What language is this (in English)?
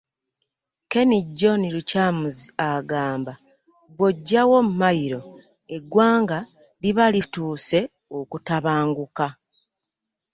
Ganda